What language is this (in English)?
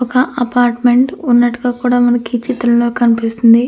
Telugu